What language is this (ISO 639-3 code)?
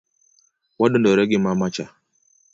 luo